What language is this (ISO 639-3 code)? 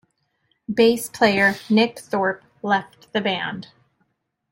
eng